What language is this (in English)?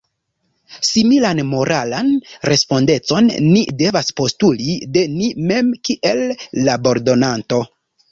Esperanto